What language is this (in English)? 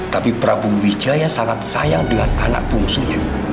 Indonesian